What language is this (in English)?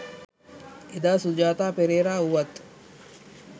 Sinhala